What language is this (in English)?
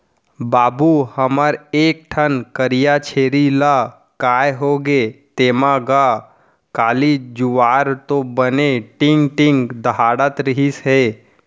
Chhattisgarhi